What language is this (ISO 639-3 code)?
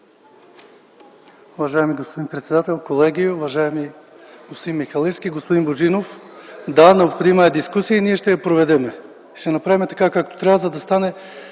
bul